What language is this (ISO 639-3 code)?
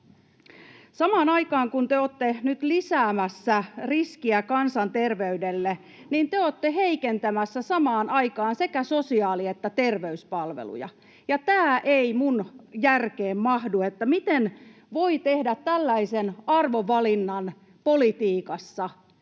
fin